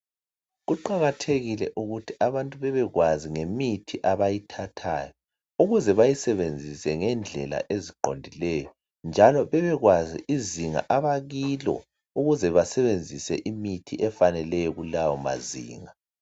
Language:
North Ndebele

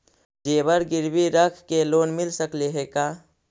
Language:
Magahi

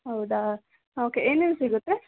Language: Kannada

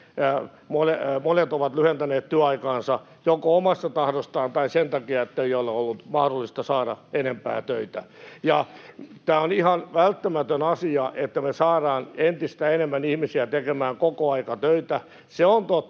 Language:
Finnish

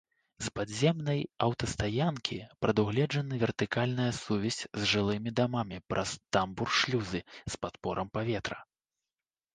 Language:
Belarusian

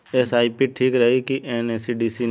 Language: Bhojpuri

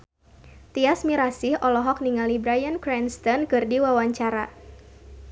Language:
Sundanese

